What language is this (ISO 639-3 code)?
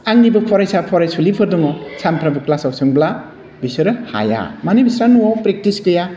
brx